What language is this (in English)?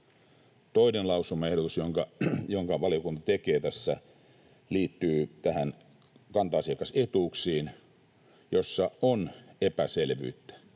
Finnish